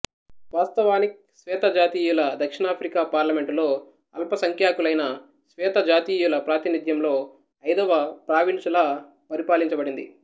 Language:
Telugu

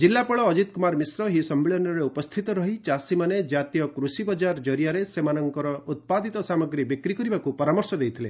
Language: Odia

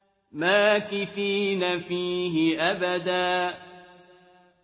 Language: Arabic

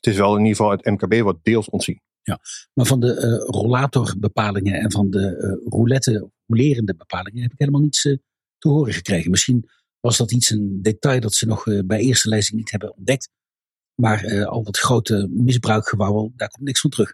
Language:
Dutch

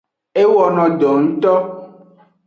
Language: Aja (Benin)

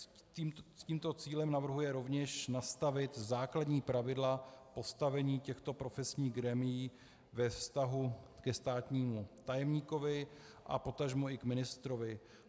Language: Czech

